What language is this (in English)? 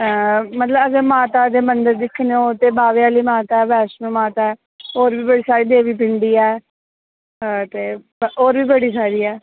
Dogri